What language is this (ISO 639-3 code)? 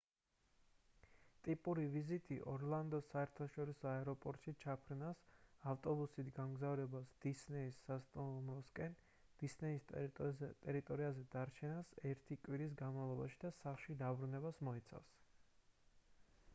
kat